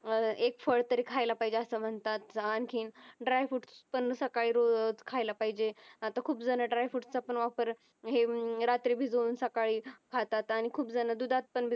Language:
Marathi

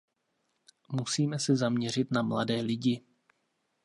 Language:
Czech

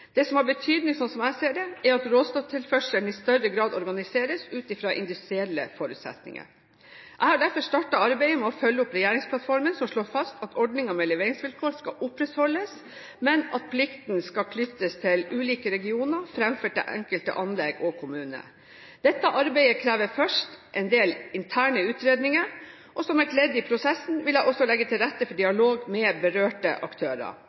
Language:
Norwegian Bokmål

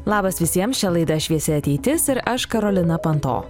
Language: Lithuanian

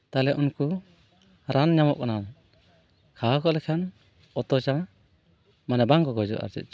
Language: Santali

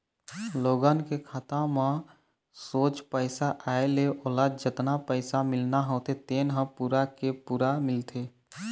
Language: Chhattisgarhi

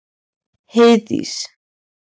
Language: Icelandic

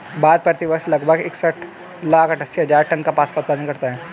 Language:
Hindi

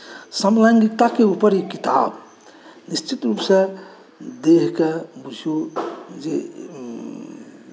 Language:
Maithili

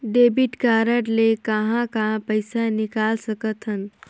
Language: Chhattisgarhi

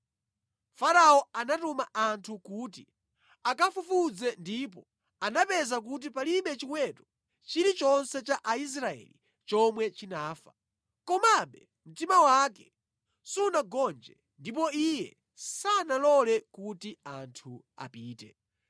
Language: Nyanja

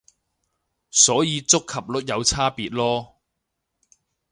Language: Cantonese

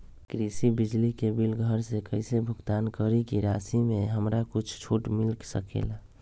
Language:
Magahi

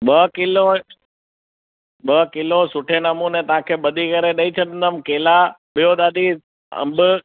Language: Sindhi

